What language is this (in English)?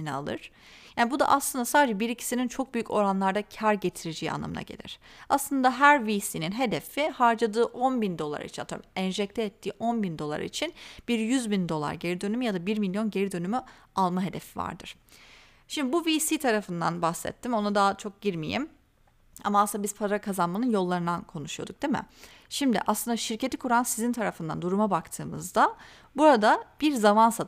Turkish